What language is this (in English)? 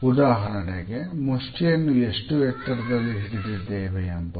Kannada